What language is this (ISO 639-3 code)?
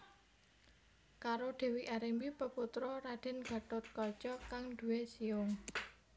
jav